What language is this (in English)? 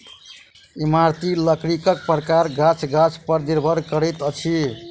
Maithili